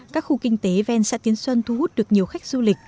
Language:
Vietnamese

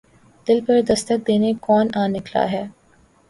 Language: Urdu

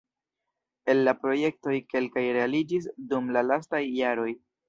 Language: Esperanto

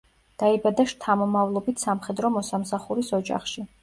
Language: Georgian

